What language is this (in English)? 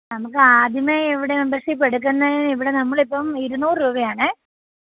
Malayalam